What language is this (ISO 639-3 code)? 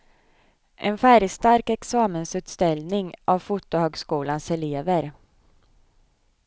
swe